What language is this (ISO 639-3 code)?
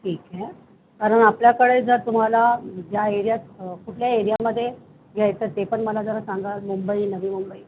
mar